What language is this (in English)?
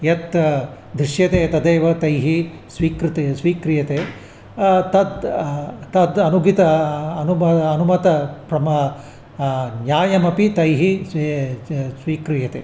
Sanskrit